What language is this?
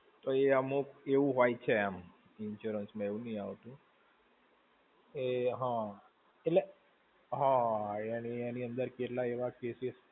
Gujarati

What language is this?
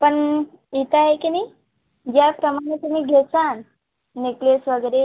Marathi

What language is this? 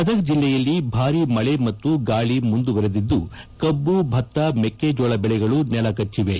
Kannada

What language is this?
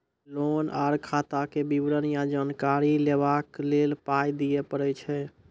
Maithili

